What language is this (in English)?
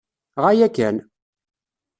Kabyle